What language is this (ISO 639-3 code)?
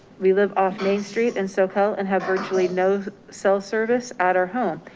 eng